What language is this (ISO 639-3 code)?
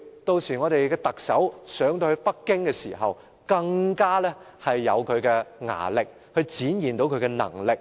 yue